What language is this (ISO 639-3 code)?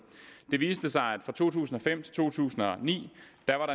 dan